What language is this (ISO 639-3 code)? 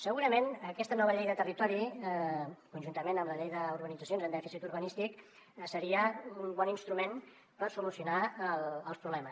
cat